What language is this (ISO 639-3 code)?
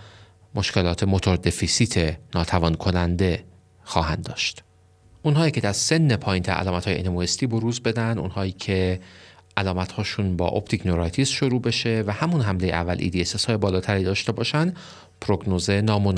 fas